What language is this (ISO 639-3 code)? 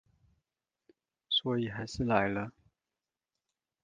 zho